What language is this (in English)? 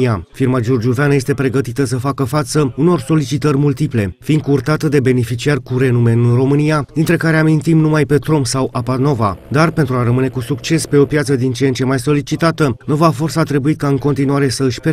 Romanian